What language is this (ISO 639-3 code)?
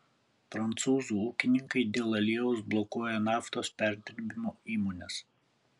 lit